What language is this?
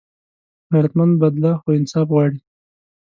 Pashto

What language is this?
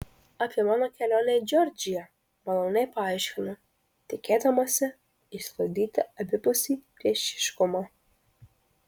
Lithuanian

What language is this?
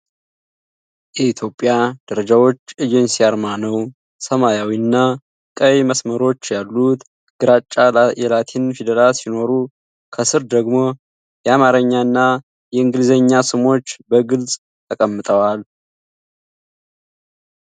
Amharic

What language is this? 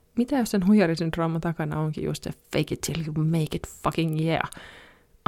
Finnish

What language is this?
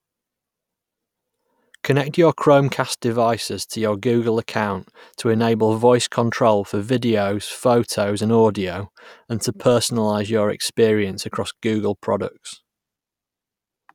English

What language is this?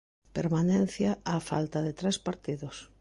Galician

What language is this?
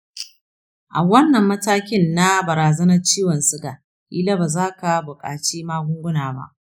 Hausa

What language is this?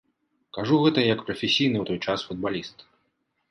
Belarusian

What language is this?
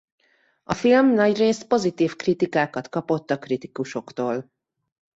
Hungarian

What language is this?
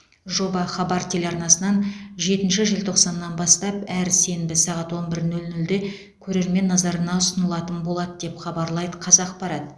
Kazakh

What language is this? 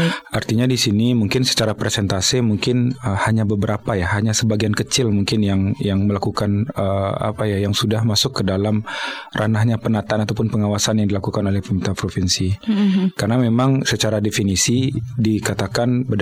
Indonesian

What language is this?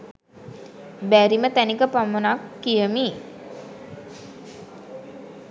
Sinhala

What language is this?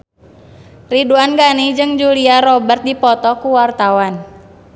Sundanese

